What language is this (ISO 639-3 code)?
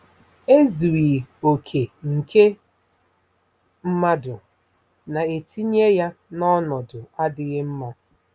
ibo